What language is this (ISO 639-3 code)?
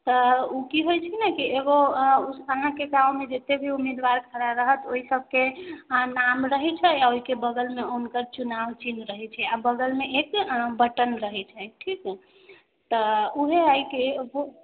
mai